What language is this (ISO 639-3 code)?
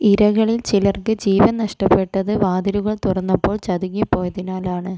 mal